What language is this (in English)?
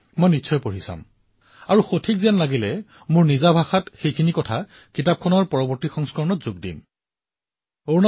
Assamese